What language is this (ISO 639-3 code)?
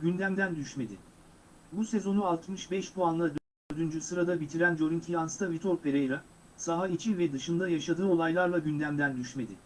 tur